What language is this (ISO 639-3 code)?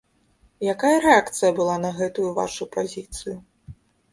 bel